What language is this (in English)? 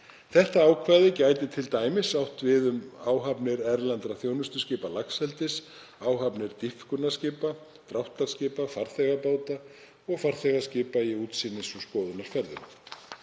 Icelandic